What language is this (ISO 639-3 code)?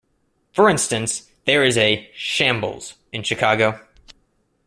eng